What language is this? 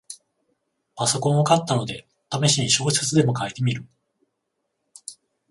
Japanese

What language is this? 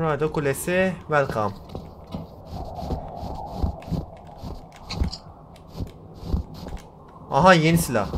Turkish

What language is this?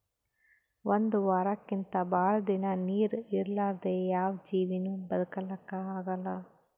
Kannada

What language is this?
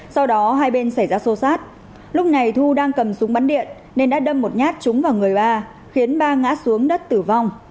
Vietnamese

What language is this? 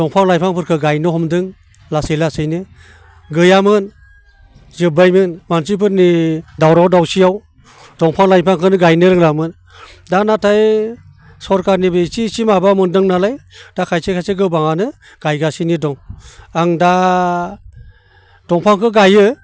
Bodo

